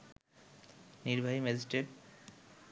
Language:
Bangla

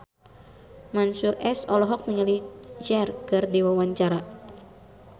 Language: Sundanese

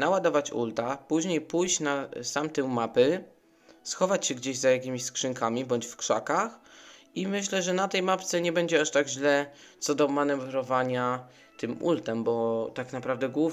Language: Polish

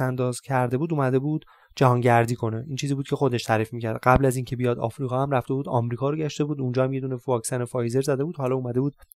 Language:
Persian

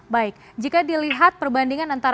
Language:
Indonesian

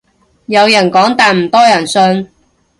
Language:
Cantonese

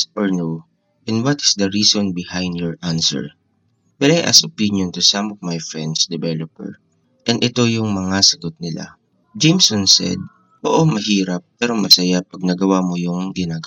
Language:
Filipino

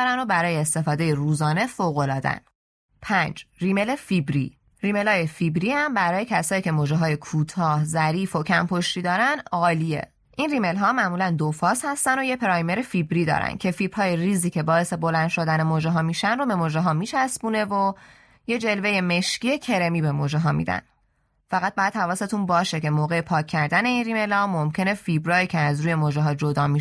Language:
Persian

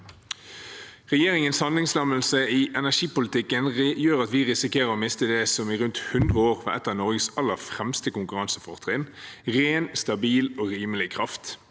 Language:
Norwegian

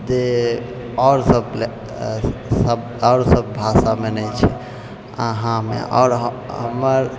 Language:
Maithili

